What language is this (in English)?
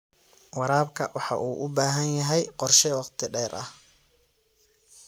Somali